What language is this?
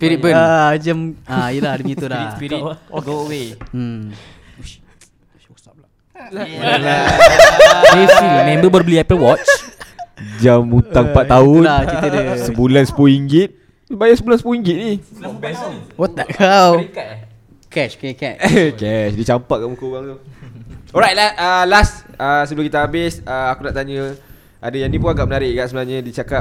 Malay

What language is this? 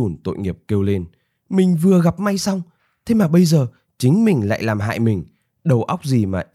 Vietnamese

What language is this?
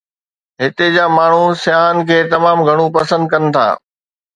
Sindhi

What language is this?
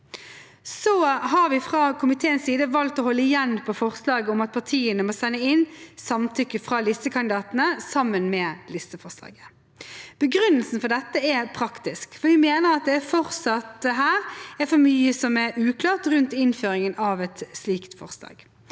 Norwegian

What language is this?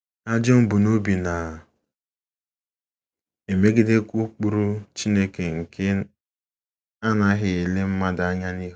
Igbo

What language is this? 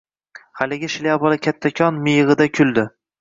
Uzbek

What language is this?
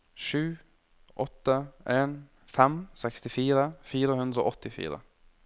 Norwegian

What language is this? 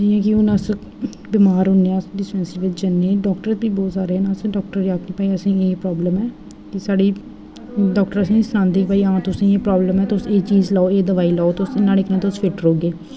Dogri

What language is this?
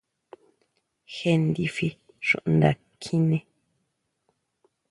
Huautla Mazatec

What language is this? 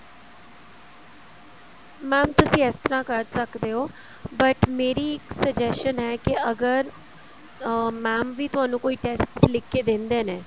Punjabi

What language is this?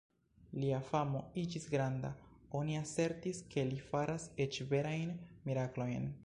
Esperanto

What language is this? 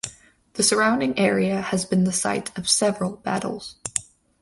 English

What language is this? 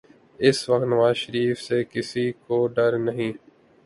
Urdu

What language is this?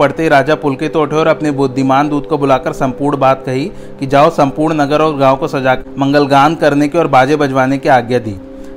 Hindi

